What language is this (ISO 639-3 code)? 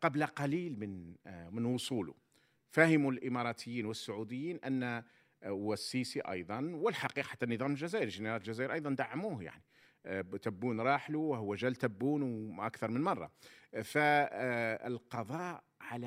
ara